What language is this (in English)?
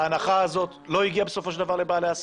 Hebrew